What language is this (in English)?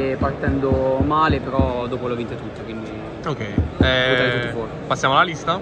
Italian